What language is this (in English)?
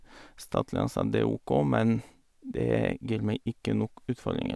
Norwegian